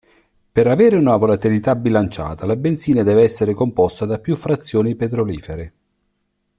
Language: Italian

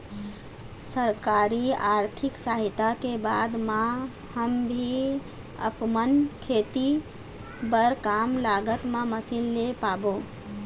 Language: Chhattisgarhi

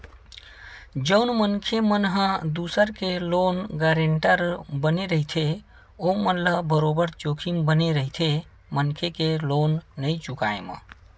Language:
Chhattisgarhi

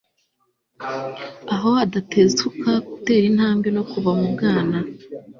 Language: Kinyarwanda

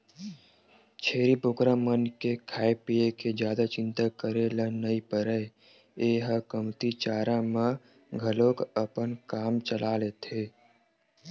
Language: Chhattisgarhi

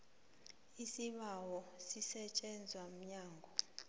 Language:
South Ndebele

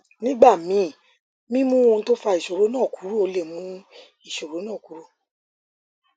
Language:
Yoruba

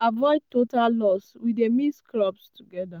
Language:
Nigerian Pidgin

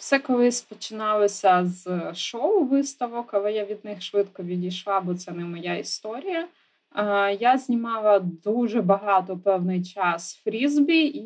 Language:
Ukrainian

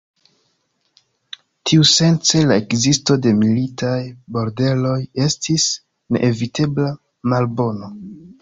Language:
Esperanto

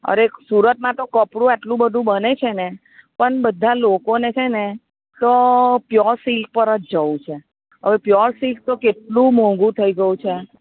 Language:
Gujarati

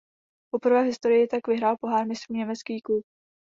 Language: Czech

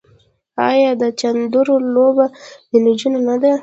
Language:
Pashto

